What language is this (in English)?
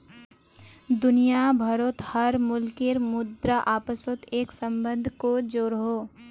Magahi